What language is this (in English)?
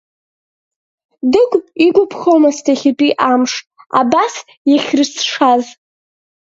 Abkhazian